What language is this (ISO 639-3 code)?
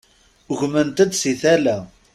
kab